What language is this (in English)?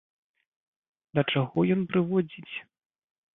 Belarusian